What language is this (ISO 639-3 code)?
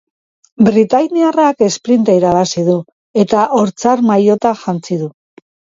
eus